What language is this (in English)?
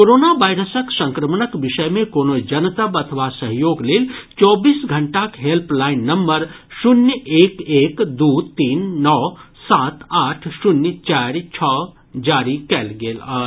Maithili